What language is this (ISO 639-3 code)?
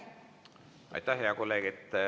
est